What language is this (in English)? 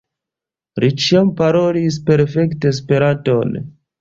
Esperanto